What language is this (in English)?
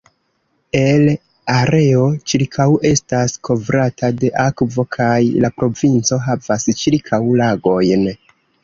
Esperanto